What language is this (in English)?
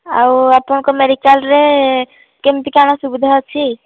Odia